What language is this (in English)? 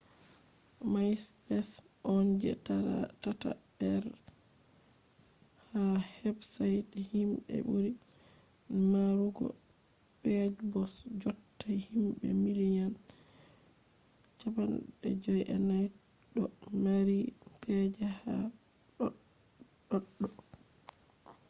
Fula